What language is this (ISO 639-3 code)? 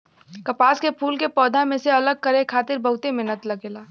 bho